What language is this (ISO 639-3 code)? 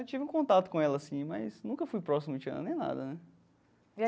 por